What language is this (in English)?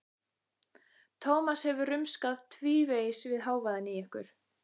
Icelandic